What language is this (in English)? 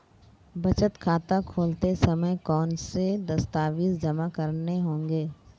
Hindi